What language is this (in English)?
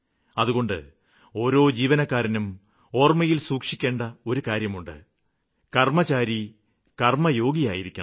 Malayalam